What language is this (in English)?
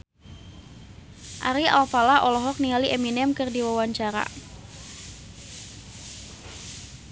Sundanese